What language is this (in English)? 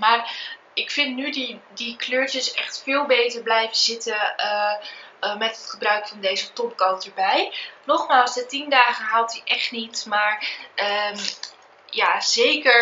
Dutch